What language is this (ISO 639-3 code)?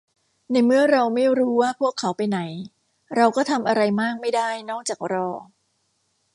tha